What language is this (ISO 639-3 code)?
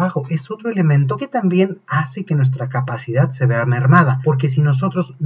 spa